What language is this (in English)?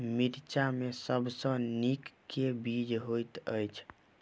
Maithili